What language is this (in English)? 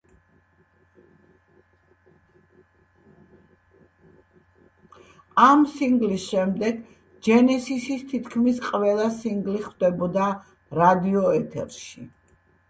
Georgian